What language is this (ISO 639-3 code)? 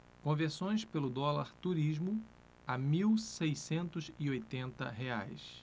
por